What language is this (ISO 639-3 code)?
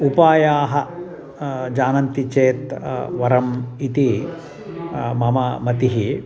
san